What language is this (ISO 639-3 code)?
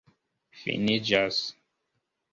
epo